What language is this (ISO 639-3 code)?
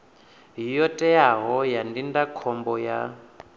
ven